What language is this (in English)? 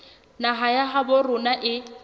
Southern Sotho